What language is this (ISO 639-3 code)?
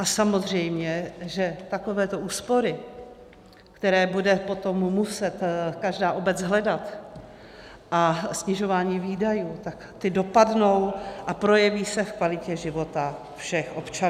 ces